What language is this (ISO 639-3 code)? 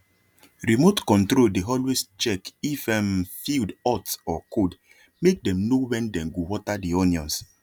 pcm